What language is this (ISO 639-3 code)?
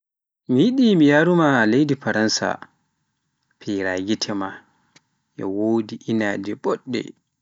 fuf